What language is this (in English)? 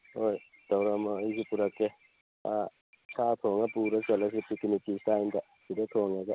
Manipuri